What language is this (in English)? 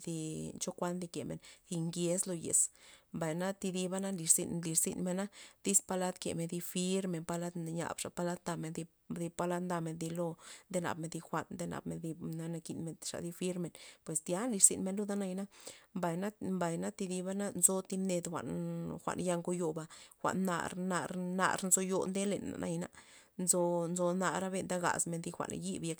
Loxicha Zapotec